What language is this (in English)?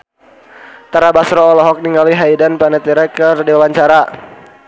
Sundanese